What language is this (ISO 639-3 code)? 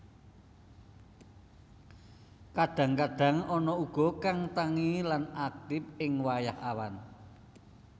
jav